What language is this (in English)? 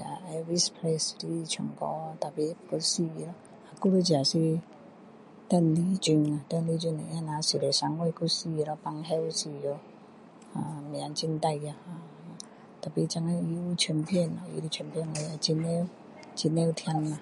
Min Dong Chinese